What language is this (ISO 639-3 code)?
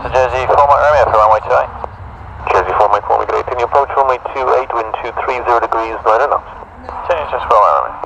eng